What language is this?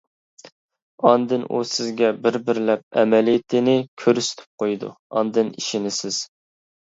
Uyghur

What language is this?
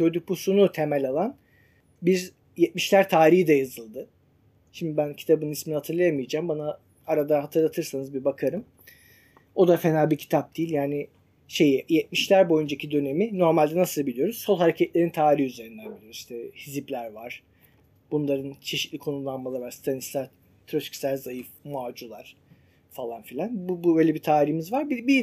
Turkish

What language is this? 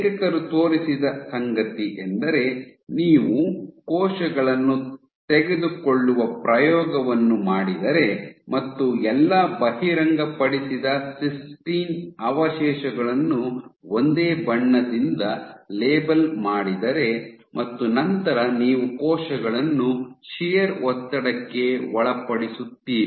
Kannada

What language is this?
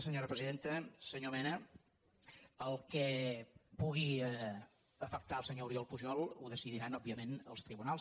Catalan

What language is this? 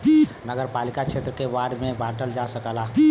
Bhojpuri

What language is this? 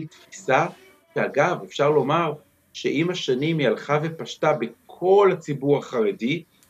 Hebrew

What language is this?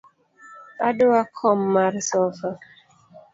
Luo (Kenya and Tanzania)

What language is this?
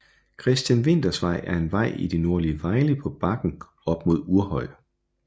Danish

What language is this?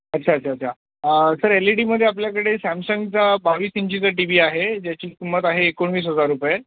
Marathi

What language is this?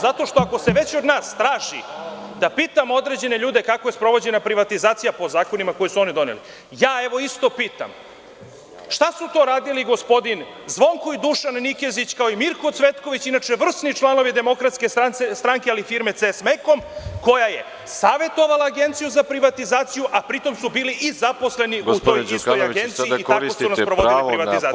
Serbian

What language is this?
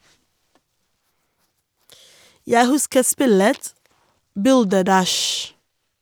Norwegian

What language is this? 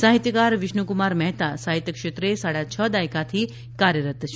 Gujarati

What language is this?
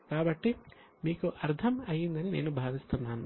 Telugu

